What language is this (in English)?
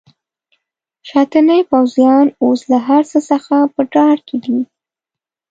Pashto